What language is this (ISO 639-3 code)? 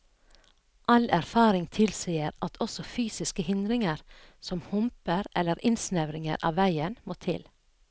nor